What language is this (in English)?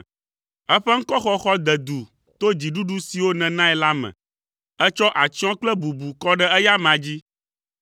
Ewe